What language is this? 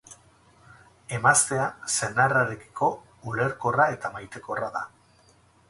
Basque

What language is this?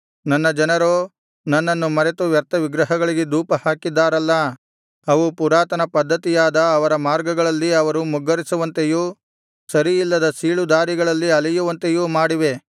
Kannada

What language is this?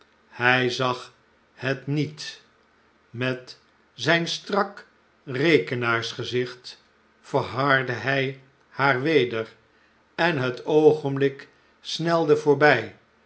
Dutch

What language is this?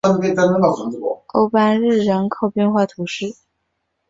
Chinese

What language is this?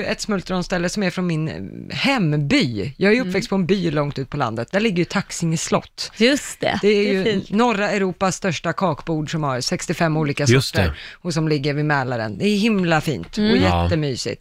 Swedish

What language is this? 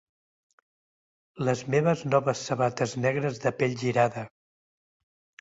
Catalan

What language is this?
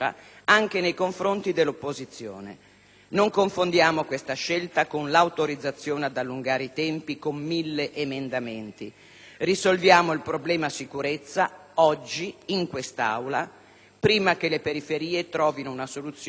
Italian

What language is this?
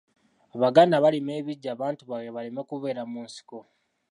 Ganda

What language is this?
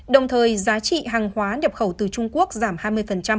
Vietnamese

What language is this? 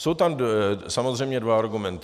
Czech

